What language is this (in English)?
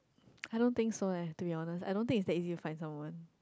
English